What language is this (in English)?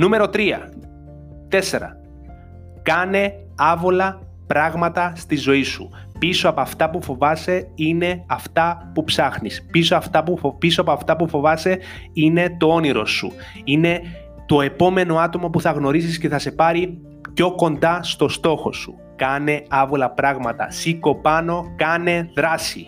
Greek